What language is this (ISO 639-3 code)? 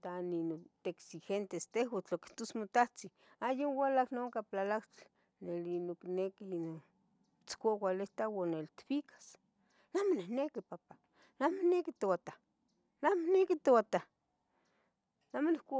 nhg